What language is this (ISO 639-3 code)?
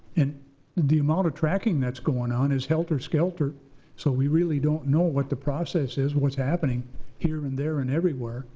eng